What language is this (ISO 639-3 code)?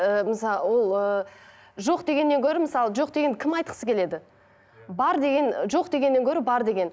kaz